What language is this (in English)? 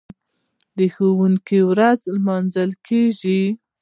Pashto